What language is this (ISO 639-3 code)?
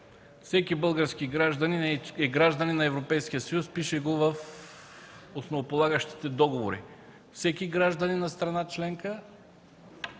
bul